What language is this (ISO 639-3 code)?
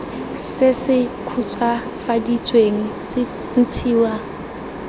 tsn